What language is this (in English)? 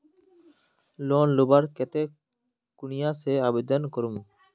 Magahi